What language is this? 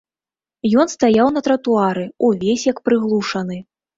Belarusian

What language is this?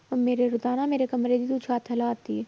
Punjabi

